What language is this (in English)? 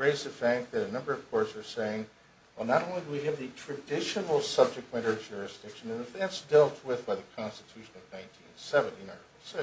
English